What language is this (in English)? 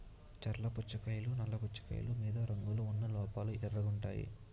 Telugu